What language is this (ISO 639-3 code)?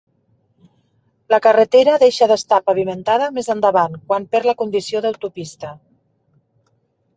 cat